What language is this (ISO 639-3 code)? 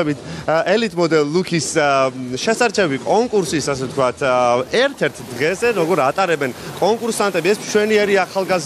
pol